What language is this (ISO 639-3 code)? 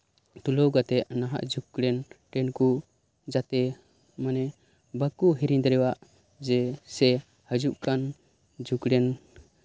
sat